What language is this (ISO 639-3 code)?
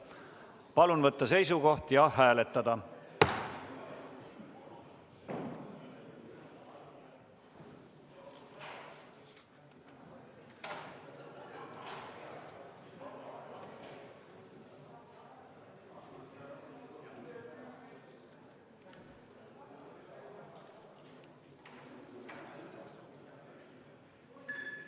est